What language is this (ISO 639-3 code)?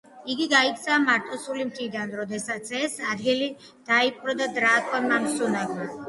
kat